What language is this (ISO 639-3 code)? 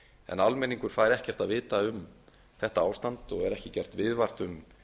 isl